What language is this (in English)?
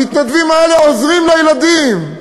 Hebrew